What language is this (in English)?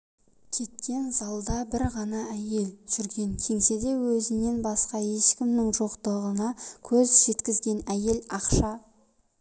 Kazakh